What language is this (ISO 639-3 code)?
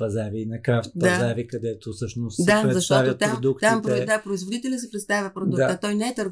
bul